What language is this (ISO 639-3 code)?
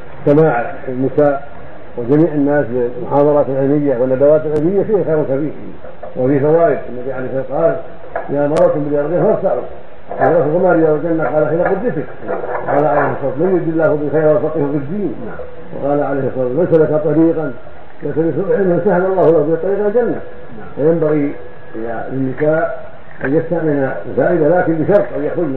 ara